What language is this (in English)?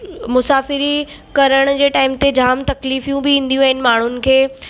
Sindhi